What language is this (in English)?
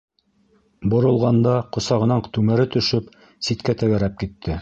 Bashkir